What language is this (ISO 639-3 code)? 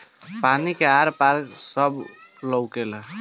bho